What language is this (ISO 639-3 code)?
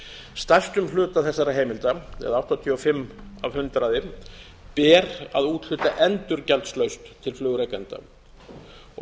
isl